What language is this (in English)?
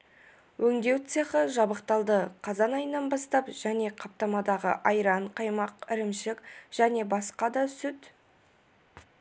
Kazakh